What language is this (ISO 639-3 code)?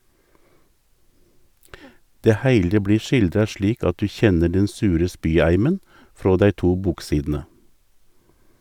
nor